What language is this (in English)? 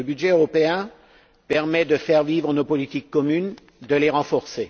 French